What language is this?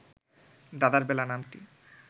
Bangla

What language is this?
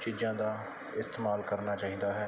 Punjabi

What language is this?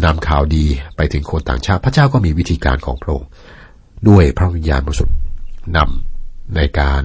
Thai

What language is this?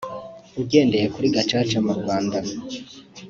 Kinyarwanda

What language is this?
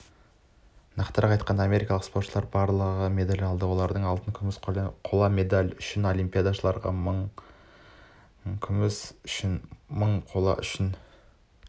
Kazakh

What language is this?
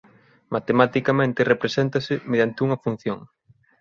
Galician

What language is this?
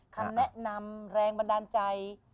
Thai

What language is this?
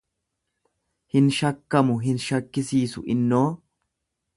Oromo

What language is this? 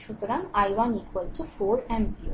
Bangla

